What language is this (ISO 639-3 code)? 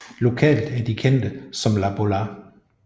dan